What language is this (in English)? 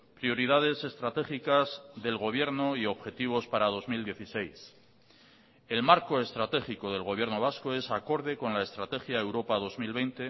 Spanish